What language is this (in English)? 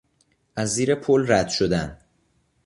Persian